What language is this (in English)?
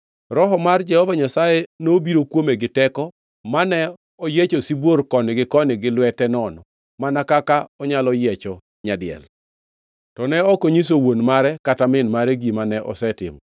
Luo (Kenya and Tanzania)